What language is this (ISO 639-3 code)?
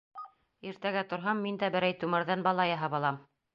bak